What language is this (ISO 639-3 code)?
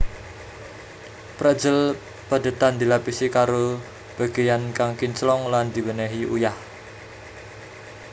jav